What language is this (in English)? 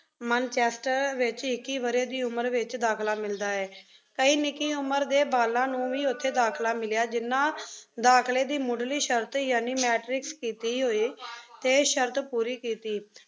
Punjabi